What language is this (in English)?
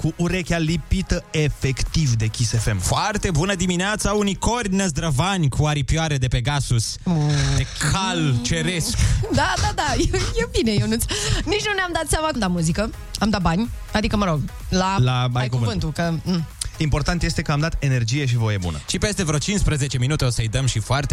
Romanian